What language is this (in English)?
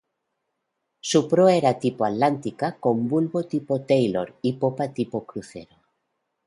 Spanish